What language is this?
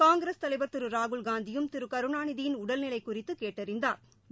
Tamil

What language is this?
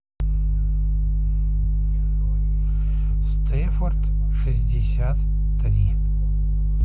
Russian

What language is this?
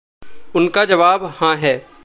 Hindi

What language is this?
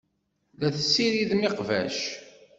Kabyle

